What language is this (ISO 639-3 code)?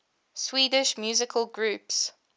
eng